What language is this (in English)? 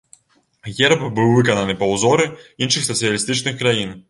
Belarusian